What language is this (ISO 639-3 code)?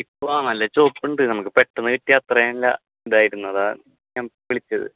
mal